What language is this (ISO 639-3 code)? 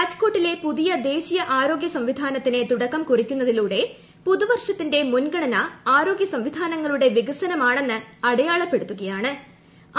mal